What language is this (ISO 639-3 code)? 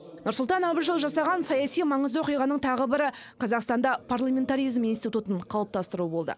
kaz